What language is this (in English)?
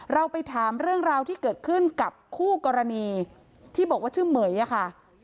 Thai